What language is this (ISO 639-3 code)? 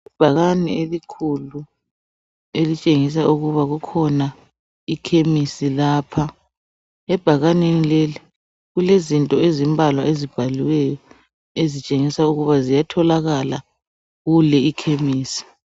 nde